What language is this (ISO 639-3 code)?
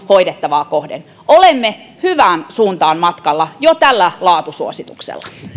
fin